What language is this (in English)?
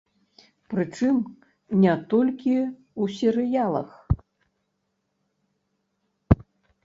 Belarusian